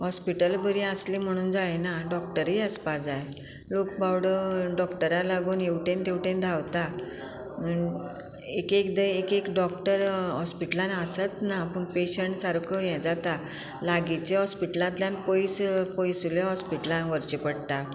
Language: Konkani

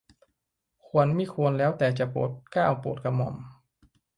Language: Thai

